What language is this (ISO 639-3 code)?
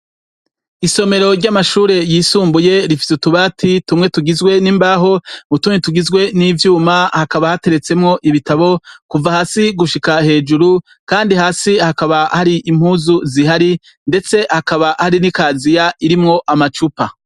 run